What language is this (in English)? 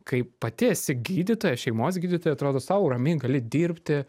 Lithuanian